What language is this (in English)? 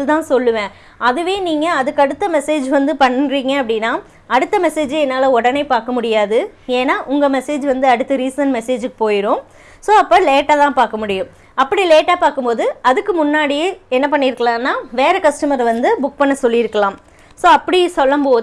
Tamil